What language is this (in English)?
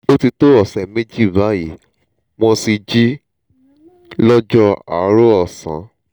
Yoruba